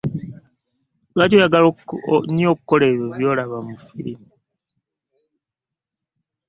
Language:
Ganda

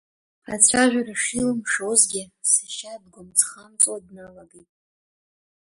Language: Abkhazian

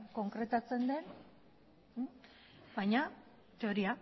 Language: Basque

